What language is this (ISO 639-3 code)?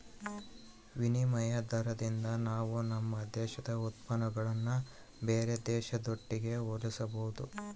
kan